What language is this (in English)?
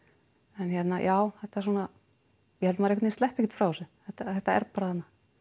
Icelandic